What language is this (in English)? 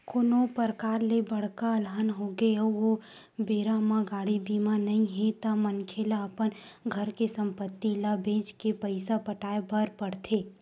Chhattisgarhi